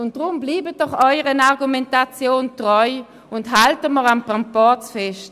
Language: Swiss German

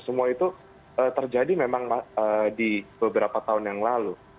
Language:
Indonesian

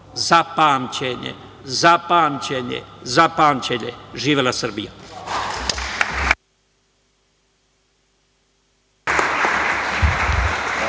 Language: Serbian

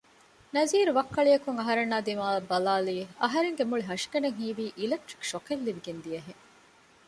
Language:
Divehi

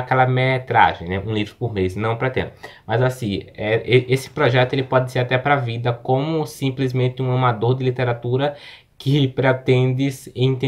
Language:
Portuguese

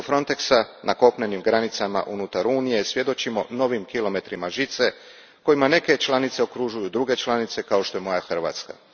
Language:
Croatian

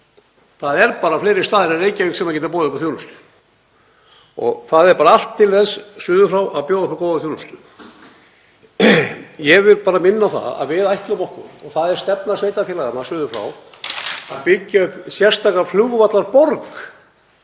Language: Icelandic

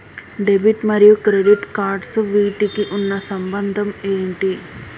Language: Telugu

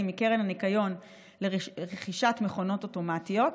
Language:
Hebrew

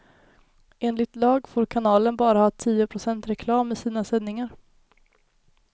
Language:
Swedish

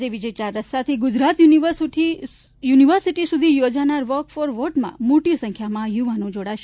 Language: Gujarati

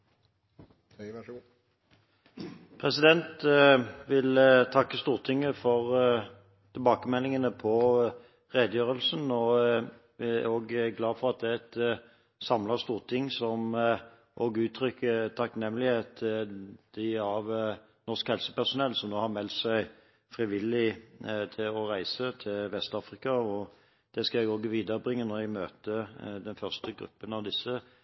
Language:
Norwegian Bokmål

